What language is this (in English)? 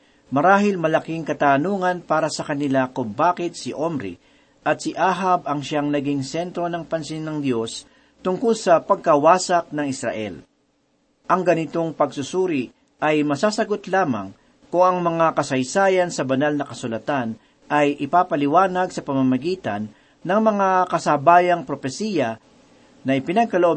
Filipino